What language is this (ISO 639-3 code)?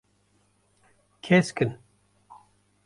kur